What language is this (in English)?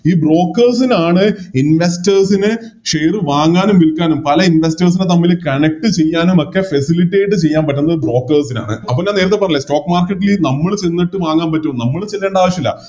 Malayalam